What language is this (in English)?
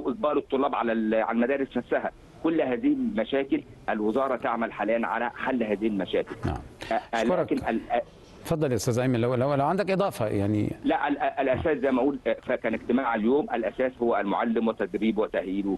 Arabic